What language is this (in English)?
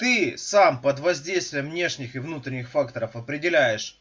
Russian